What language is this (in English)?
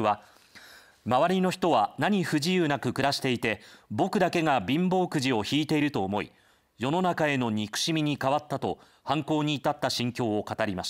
Japanese